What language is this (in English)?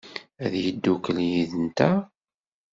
Kabyle